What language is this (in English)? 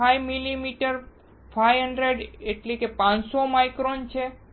Gujarati